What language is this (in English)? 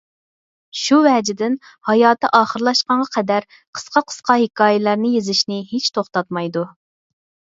Uyghur